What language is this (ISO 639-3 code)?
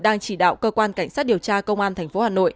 vie